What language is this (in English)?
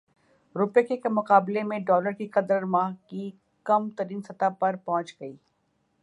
Urdu